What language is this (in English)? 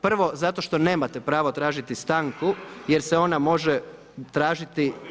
Croatian